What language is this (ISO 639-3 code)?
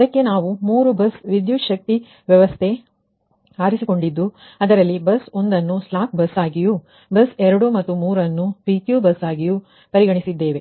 kan